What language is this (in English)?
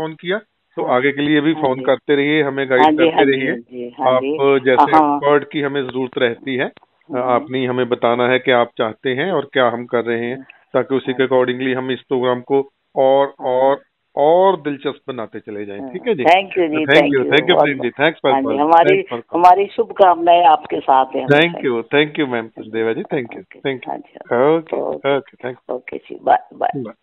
Hindi